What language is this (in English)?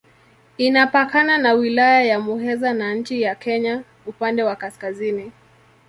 Swahili